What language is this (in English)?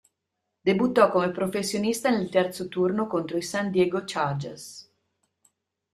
Italian